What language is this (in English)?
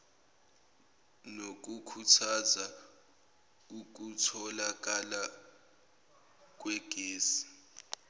Zulu